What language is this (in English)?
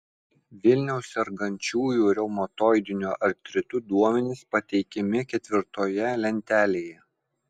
Lithuanian